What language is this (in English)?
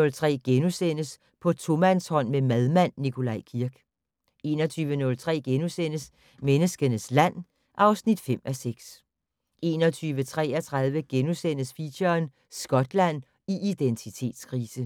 Danish